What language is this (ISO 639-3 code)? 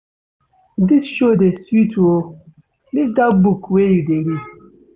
pcm